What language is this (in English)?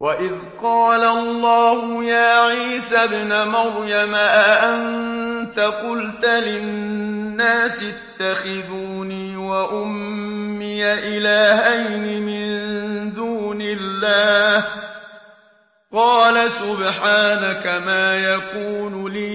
Arabic